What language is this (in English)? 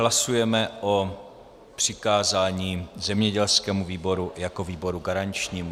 Czech